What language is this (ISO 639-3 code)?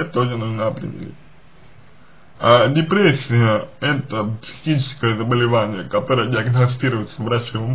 rus